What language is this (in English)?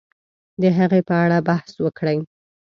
Pashto